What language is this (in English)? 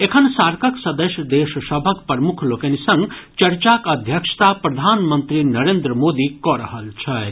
Maithili